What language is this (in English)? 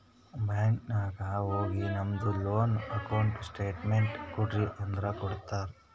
Kannada